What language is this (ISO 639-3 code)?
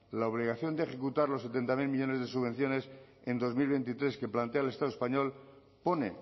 spa